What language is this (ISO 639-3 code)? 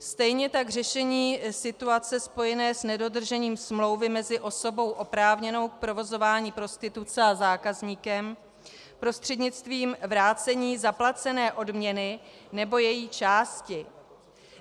ces